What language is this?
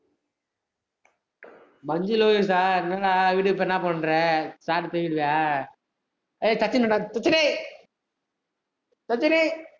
Tamil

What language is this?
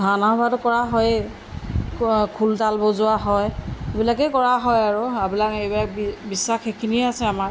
Assamese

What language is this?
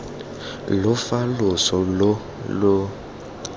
Tswana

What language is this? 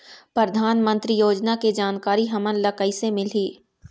Chhattisgarhi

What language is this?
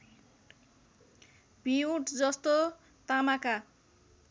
Nepali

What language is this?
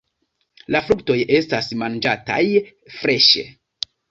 Esperanto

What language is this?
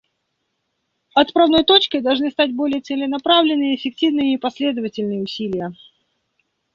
Russian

